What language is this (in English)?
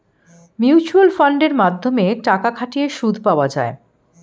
Bangla